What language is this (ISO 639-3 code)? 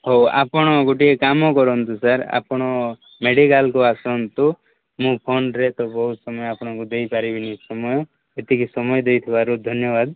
ori